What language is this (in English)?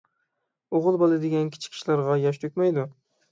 Uyghur